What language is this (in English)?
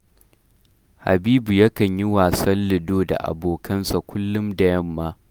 Hausa